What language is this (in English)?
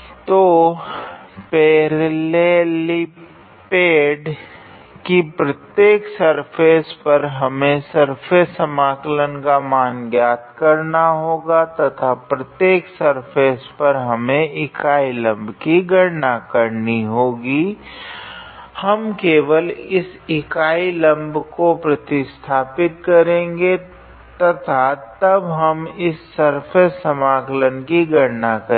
Hindi